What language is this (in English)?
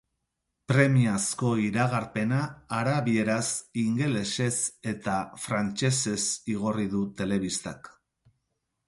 Basque